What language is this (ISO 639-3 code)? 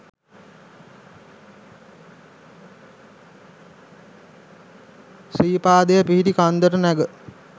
sin